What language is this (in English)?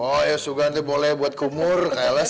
Indonesian